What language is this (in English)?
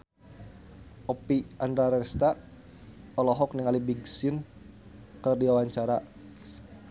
Sundanese